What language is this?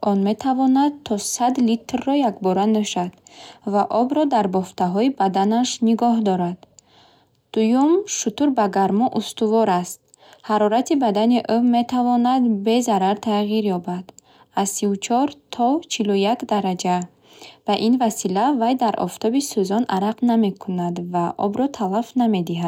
Bukharic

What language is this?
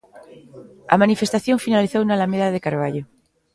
Galician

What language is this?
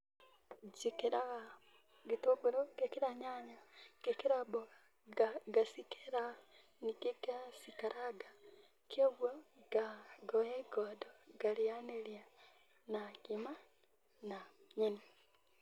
Kikuyu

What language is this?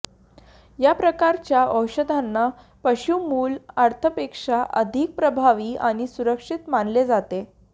Marathi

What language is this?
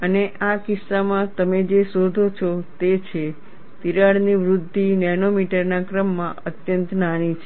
Gujarati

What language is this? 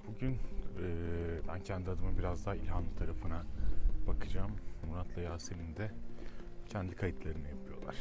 Turkish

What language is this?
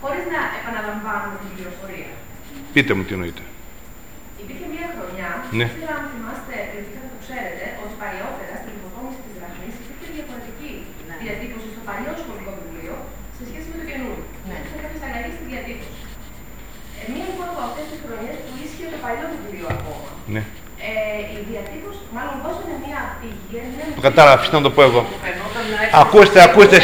Greek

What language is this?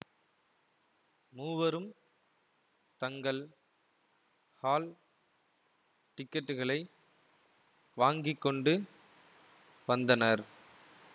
Tamil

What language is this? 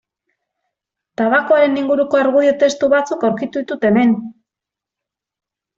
Basque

